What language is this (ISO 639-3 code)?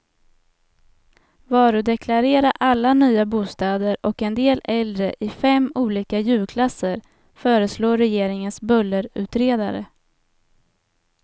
swe